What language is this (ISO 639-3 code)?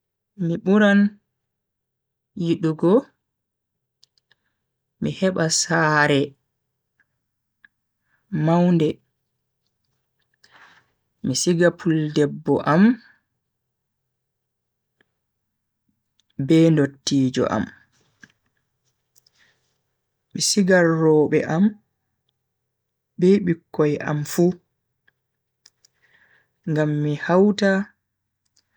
fui